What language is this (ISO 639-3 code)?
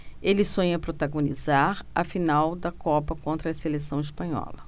por